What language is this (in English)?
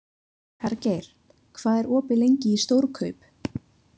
Icelandic